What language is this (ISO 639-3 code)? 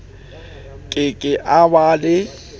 sot